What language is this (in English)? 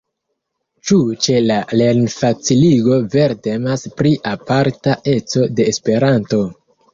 Esperanto